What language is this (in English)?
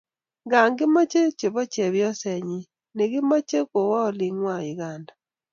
Kalenjin